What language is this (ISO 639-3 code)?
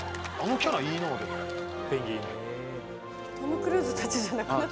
jpn